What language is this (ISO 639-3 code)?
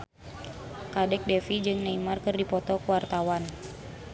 sun